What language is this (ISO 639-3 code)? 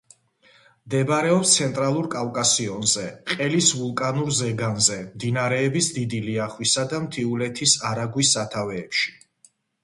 kat